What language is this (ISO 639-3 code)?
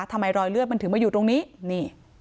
tha